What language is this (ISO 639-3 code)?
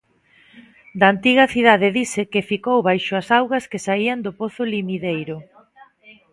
glg